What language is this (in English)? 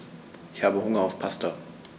German